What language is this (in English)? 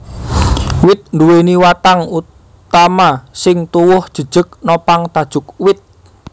Javanese